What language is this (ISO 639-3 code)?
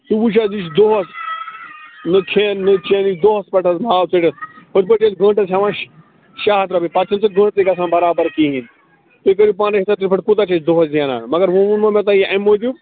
kas